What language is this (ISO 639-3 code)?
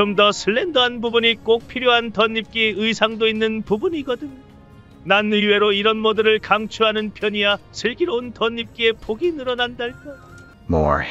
kor